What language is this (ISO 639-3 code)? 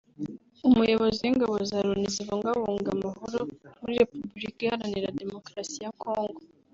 kin